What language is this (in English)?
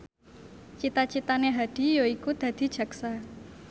Javanese